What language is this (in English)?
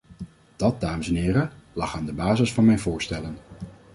Dutch